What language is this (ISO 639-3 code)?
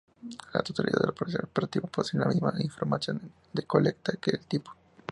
spa